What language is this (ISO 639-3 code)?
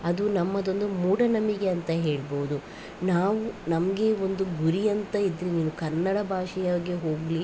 kan